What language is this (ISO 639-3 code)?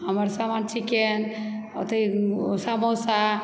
mai